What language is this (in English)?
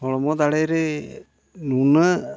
Santali